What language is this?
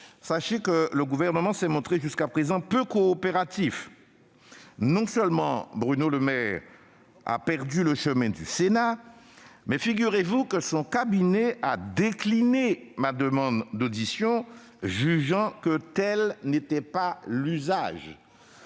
French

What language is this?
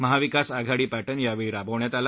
Marathi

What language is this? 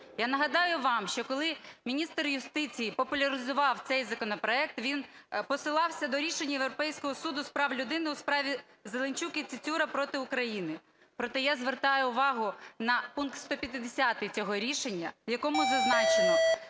Ukrainian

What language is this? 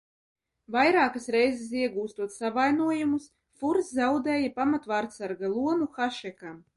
Latvian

